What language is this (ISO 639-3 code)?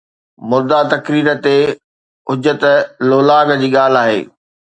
snd